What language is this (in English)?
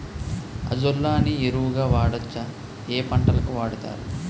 Telugu